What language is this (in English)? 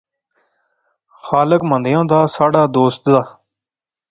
Pahari-Potwari